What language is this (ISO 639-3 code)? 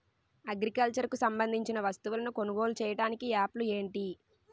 tel